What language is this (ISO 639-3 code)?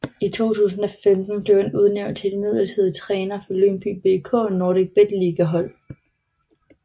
dan